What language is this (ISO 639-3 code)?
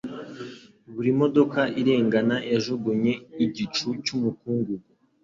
kin